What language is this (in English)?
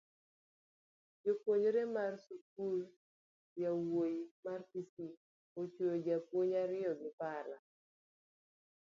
Luo (Kenya and Tanzania)